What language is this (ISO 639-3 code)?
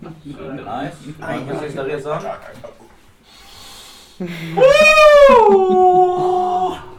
swe